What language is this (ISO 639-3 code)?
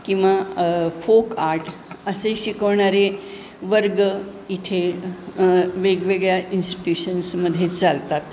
mar